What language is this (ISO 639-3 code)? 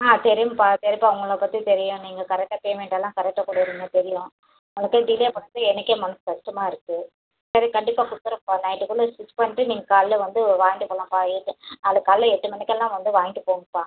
tam